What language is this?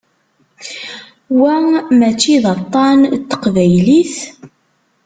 Kabyle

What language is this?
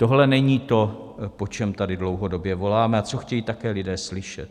Czech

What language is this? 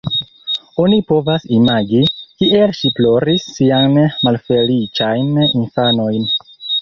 Esperanto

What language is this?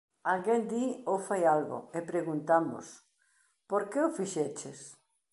Galician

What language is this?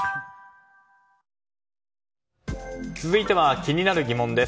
Japanese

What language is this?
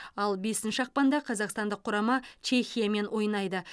Kazakh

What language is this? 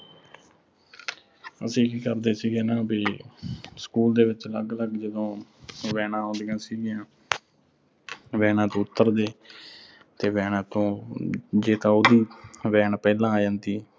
Punjabi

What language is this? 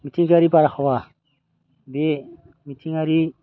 Bodo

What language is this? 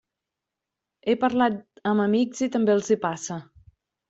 Catalan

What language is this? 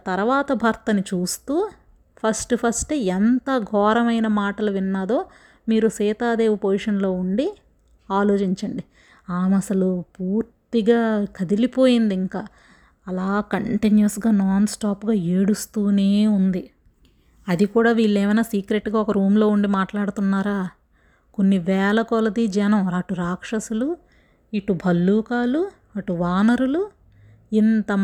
Telugu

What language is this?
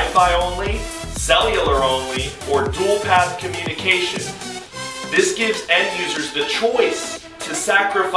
English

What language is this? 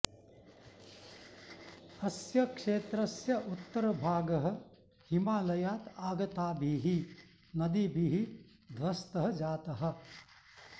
Sanskrit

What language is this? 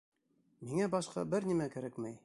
Bashkir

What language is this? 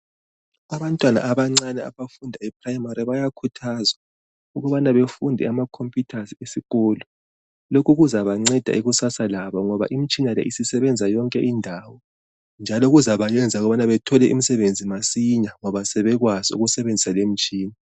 North Ndebele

